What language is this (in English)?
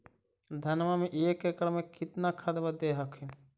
Magahi